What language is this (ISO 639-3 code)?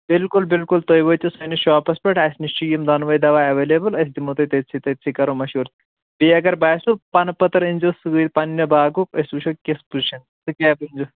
kas